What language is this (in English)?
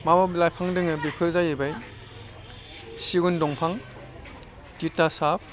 Bodo